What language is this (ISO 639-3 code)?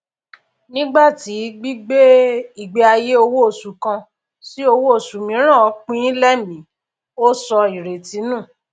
yor